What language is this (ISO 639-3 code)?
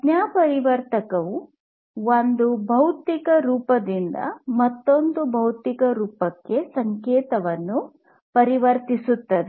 kan